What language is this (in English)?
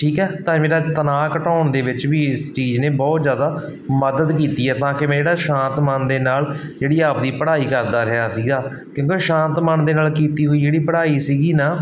Punjabi